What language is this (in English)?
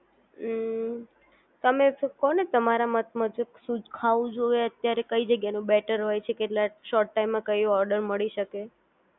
Gujarati